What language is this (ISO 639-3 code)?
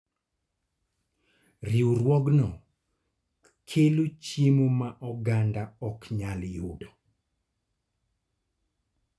luo